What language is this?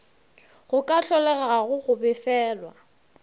Northern Sotho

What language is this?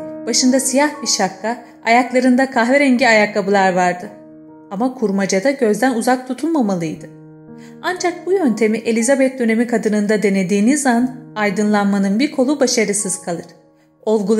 Turkish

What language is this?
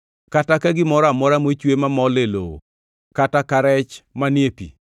Luo (Kenya and Tanzania)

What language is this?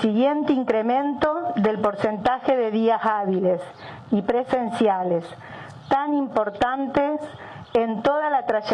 Spanish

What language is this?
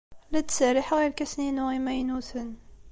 Kabyle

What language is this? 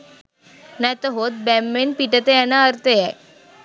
Sinhala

